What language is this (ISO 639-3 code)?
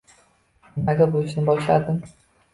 uzb